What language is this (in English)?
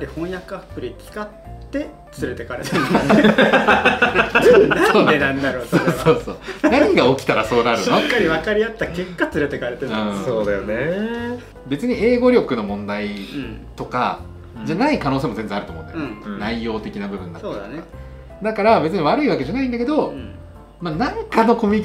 Japanese